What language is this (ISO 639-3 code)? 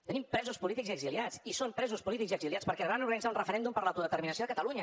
cat